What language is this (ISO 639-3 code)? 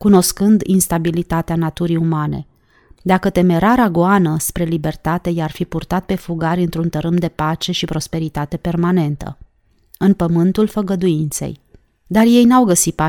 ron